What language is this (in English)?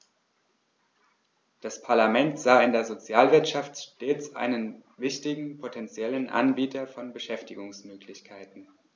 German